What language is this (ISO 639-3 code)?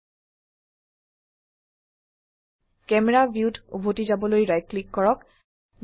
asm